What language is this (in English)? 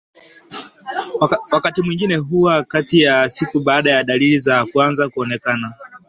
Swahili